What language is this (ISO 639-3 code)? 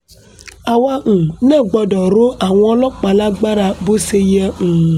yor